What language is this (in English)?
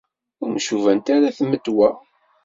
Kabyle